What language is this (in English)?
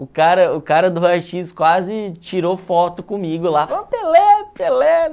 Portuguese